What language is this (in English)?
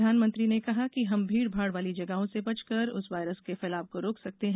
Hindi